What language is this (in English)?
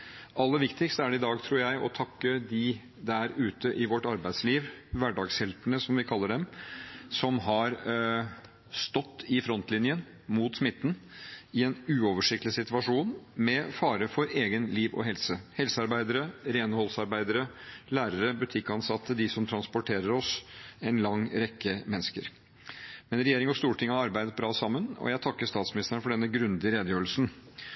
Norwegian Bokmål